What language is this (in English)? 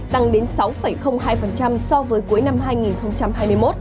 Vietnamese